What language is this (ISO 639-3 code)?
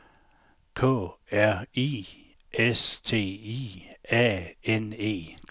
dan